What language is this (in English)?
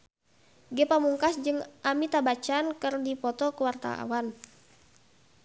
Sundanese